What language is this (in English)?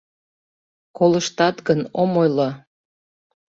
Mari